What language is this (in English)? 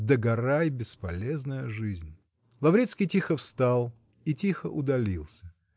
Russian